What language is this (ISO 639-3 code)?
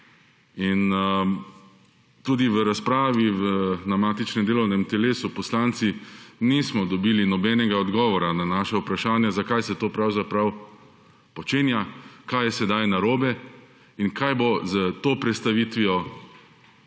slv